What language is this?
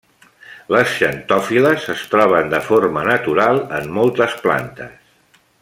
Catalan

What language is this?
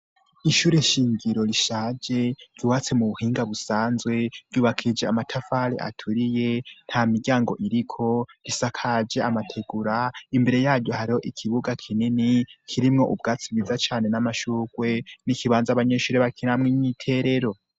Rundi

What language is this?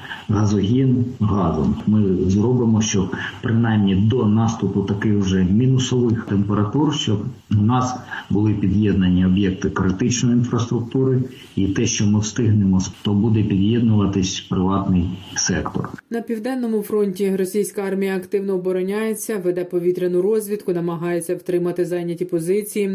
Ukrainian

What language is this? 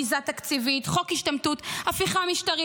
Hebrew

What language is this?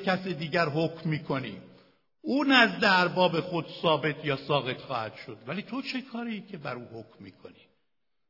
Persian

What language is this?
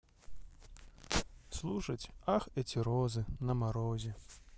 Russian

